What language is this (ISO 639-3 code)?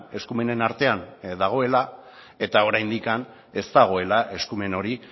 eus